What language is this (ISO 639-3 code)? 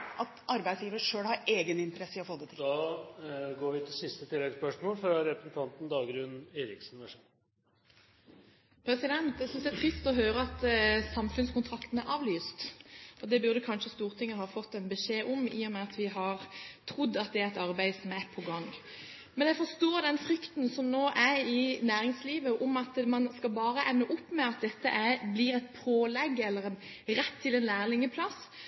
nor